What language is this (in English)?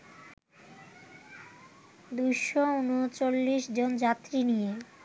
Bangla